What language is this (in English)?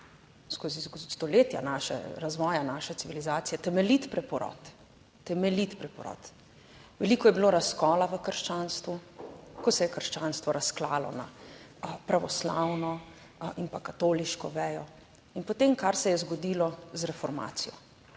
Slovenian